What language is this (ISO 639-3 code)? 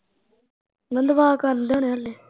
pan